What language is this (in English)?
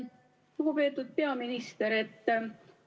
Estonian